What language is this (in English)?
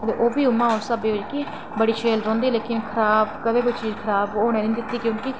Dogri